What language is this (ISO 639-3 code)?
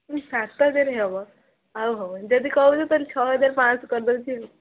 ori